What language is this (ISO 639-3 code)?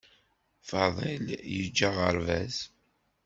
kab